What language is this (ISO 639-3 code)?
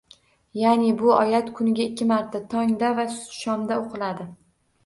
uzb